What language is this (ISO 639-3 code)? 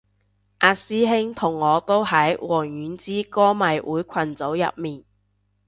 yue